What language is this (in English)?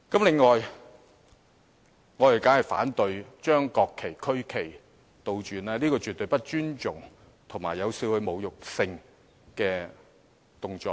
Cantonese